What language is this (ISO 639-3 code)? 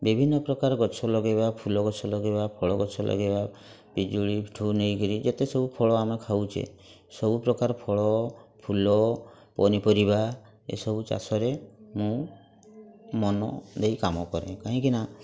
ori